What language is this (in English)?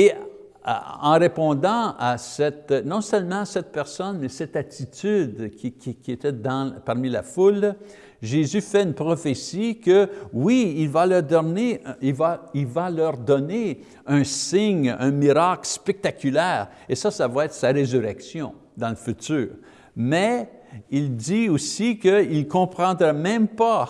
French